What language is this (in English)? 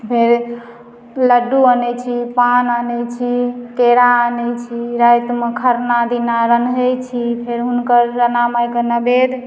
Maithili